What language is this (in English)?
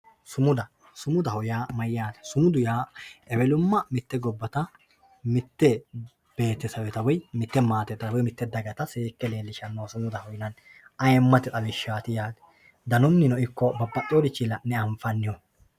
Sidamo